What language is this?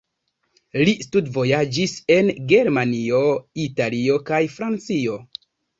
Esperanto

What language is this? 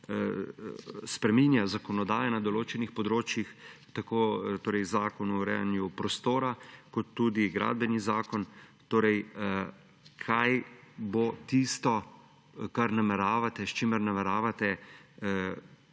Slovenian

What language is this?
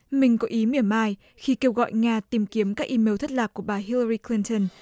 Vietnamese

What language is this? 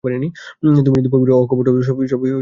Bangla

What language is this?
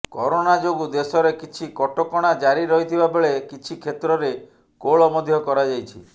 Odia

